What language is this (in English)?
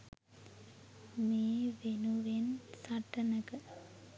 Sinhala